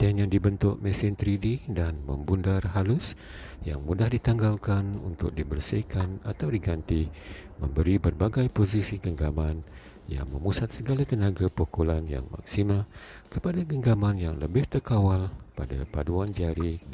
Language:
Malay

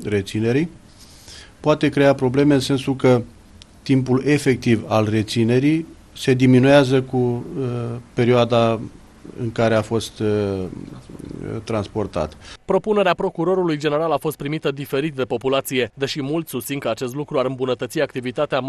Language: Romanian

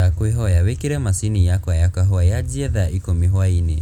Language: Kikuyu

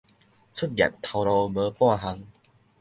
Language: Min Nan Chinese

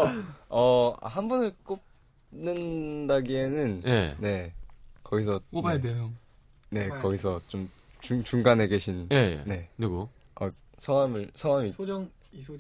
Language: Korean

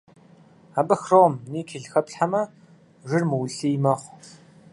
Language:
Kabardian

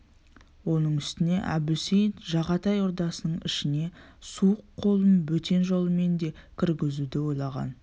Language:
Kazakh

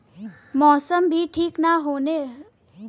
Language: Bhojpuri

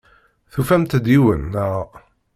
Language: Kabyle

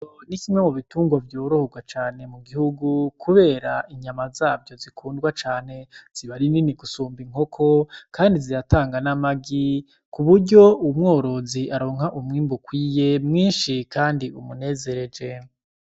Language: Rundi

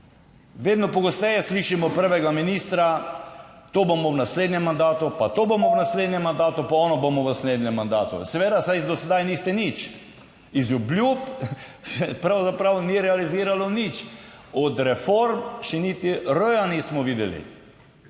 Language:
Slovenian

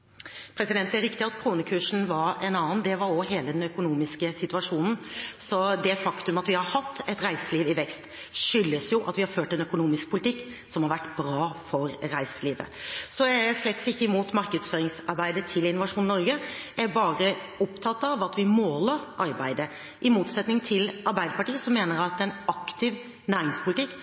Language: Norwegian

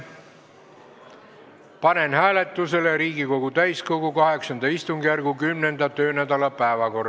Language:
Estonian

